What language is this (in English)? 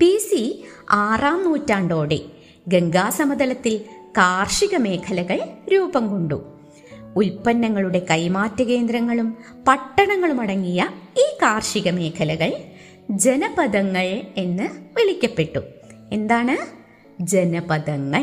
Malayalam